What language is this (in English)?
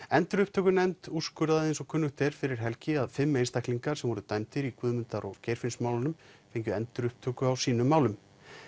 Icelandic